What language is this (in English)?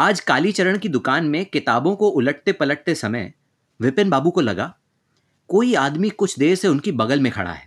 Hindi